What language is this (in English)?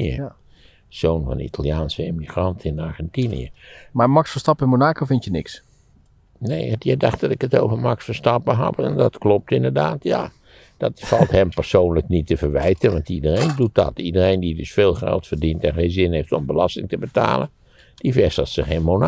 Dutch